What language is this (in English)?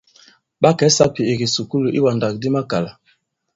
Bankon